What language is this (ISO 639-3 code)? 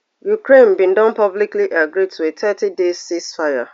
pcm